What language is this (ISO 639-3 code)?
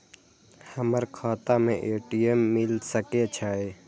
mai